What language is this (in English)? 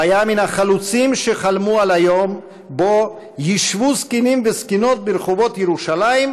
Hebrew